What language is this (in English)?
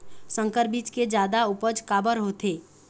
Chhattisgarhi